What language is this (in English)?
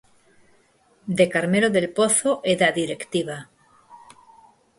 Galician